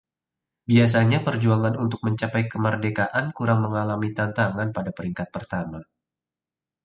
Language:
Indonesian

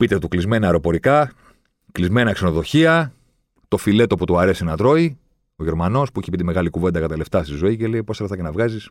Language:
Greek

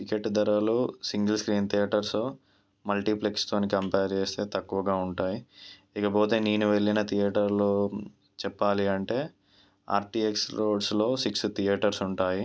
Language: Telugu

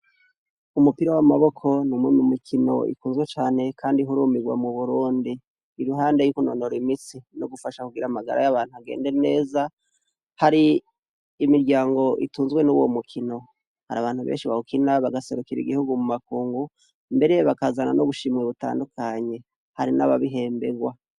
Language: Rundi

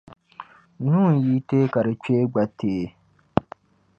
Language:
Dagbani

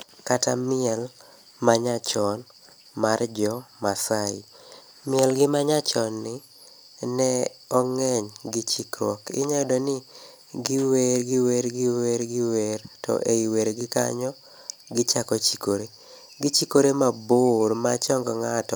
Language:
Luo (Kenya and Tanzania)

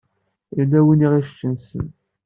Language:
Kabyle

